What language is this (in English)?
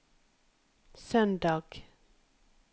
Norwegian